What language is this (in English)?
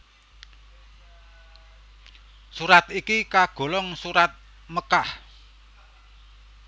Javanese